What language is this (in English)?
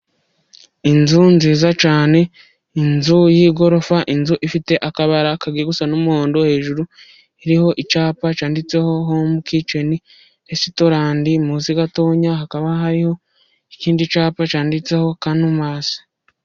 Kinyarwanda